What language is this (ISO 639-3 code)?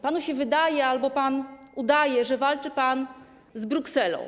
pol